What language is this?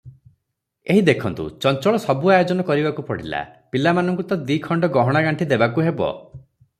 Odia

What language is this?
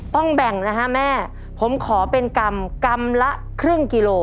Thai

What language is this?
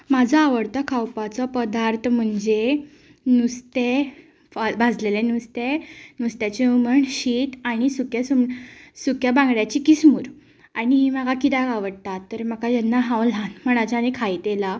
Konkani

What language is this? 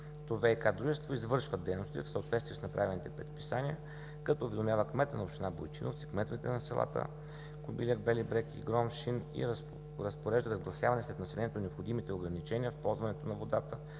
Bulgarian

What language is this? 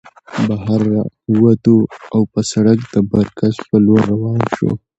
Pashto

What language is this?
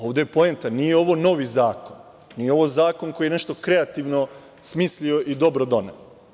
Serbian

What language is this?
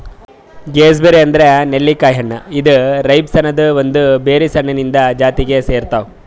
Kannada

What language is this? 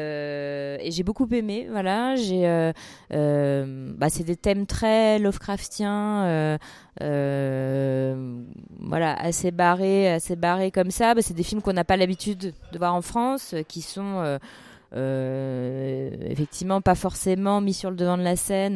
French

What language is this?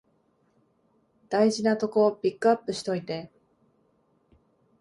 Japanese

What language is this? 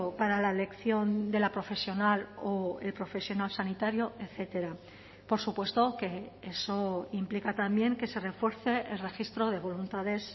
Spanish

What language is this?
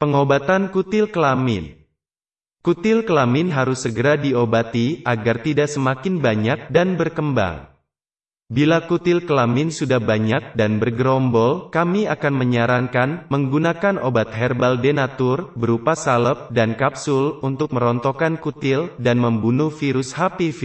Indonesian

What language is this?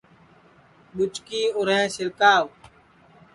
Sansi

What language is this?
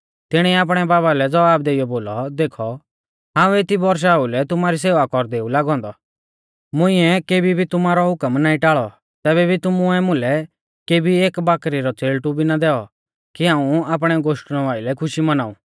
Mahasu Pahari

